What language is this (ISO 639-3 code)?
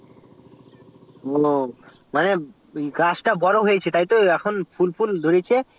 ben